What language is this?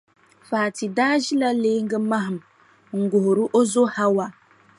Dagbani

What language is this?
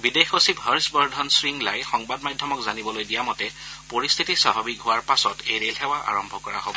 Assamese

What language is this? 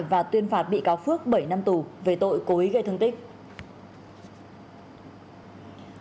Vietnamese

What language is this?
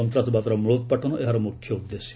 Odia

